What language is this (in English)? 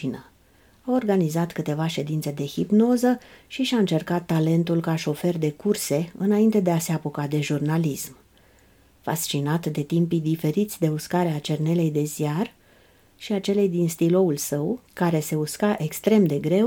Romanian